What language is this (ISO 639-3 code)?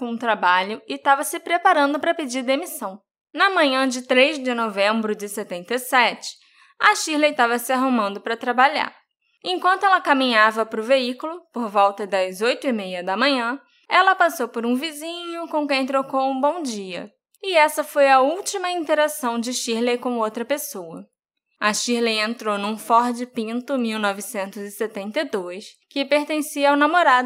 por